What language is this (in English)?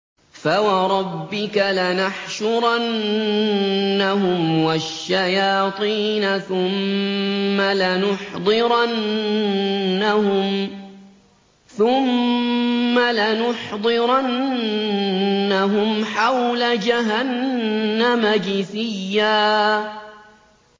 Arabic